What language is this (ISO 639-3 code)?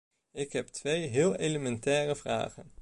nld